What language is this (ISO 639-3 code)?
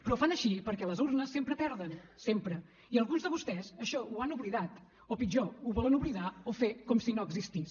cat